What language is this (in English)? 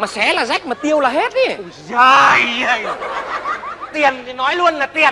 Vietnamese